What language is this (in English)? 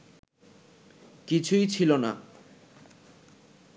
Bangla